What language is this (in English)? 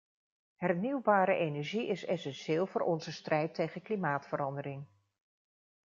Dutch